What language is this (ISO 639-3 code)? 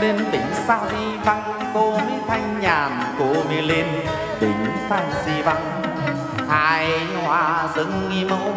vie